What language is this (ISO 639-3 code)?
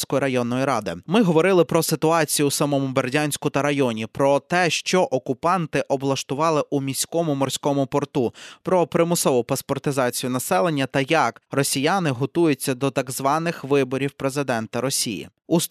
ukr